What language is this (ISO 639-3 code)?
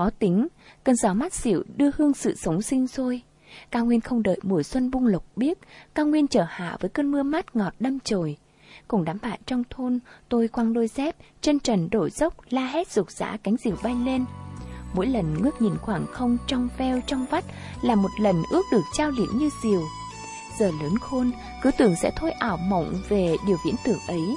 vie